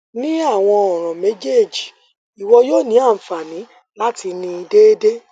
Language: Yoruba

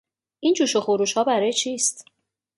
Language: Persian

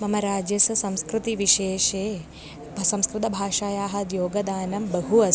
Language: Sanskrit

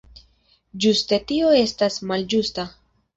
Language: Esperanto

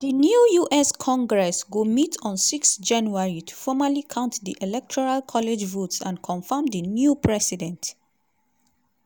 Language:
Nigerian Pidgin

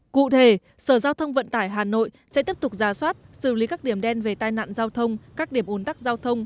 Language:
Vietnamese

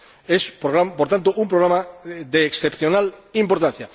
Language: Spanish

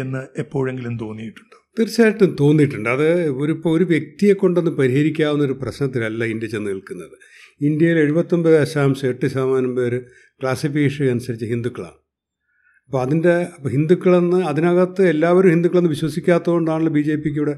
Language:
Malayalam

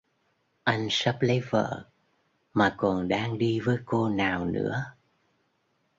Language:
Vietnamese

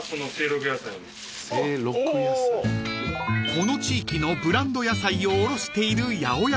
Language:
Japanese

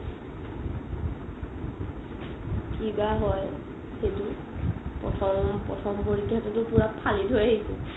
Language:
Assamese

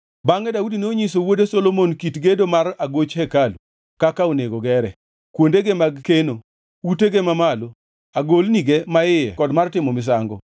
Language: Luo (Kenya and Tanzania)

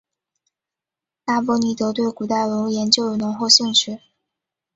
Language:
Chinese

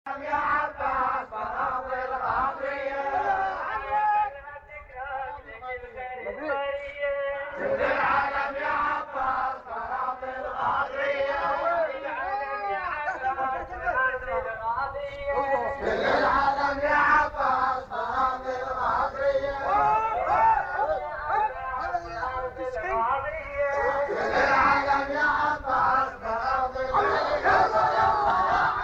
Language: Arabic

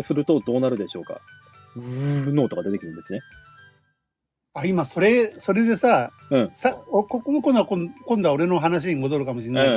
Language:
Japanese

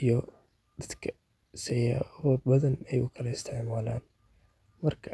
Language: Somali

